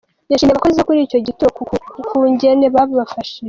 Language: Kinyarwanda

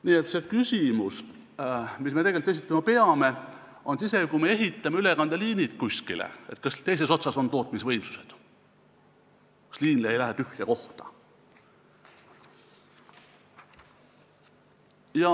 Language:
Estonian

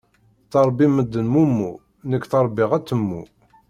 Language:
Kabyle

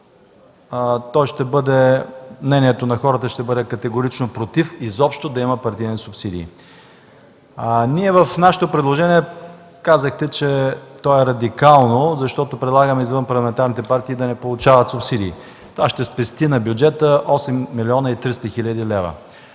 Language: Bulgarian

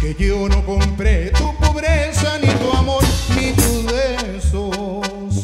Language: Spanish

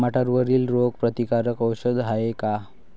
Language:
Marathi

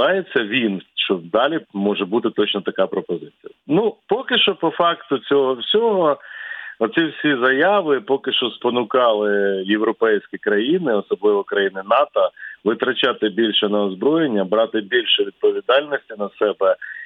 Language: Ukrainian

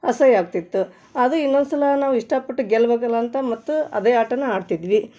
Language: Kannada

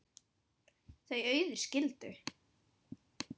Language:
Icelandic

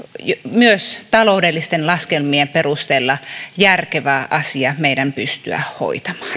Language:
Finnish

